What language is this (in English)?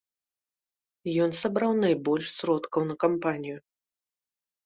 Belarusian